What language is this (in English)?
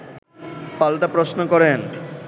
Bangla